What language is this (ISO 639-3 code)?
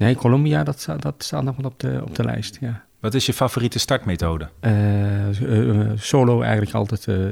nld